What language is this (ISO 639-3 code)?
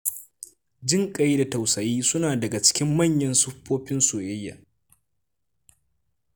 hau